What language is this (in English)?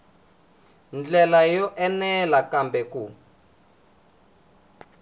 Tsonga